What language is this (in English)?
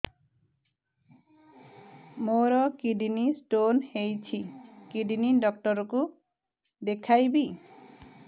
Odia